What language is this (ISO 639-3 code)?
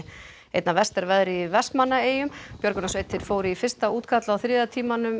isl